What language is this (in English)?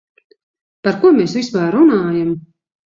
Latvian